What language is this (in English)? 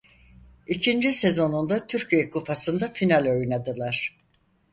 Turkish